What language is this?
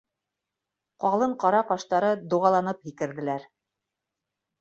Bashkir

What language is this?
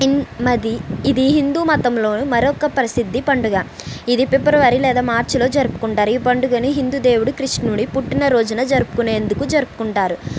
Telugu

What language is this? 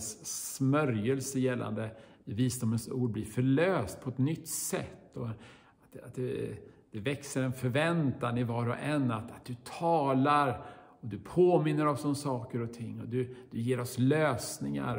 Swedish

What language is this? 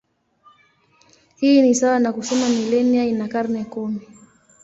Swahili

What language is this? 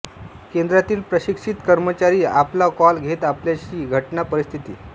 Marathi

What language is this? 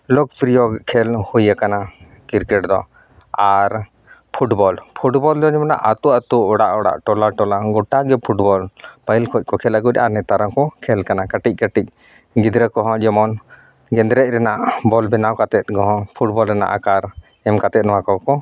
Santali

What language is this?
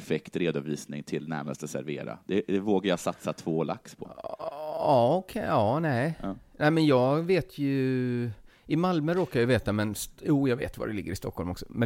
Swedish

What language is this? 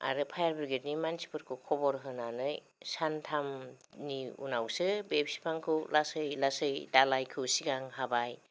Bodo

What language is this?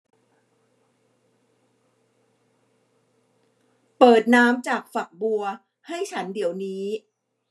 Thai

